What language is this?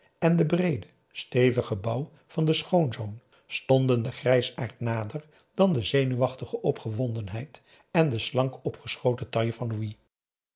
Dutch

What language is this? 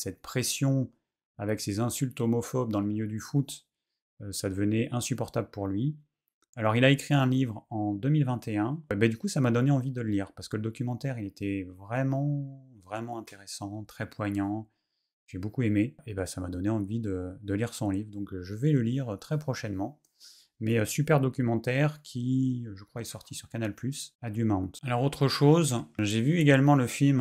French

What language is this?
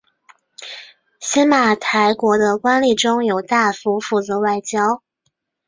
Chinese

